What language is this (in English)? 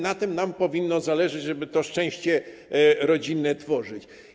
Polish